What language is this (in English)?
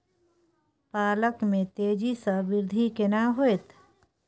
Maithili